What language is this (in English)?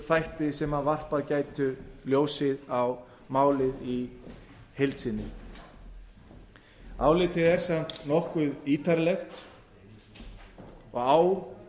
Icelandic